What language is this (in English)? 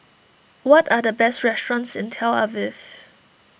English